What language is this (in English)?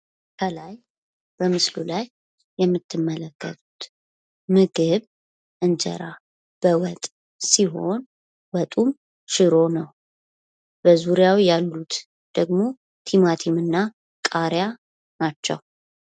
Amharic